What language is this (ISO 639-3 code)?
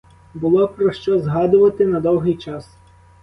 ukr